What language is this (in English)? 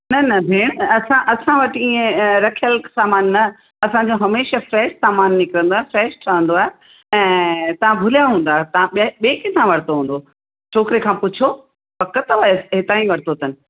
Sindhi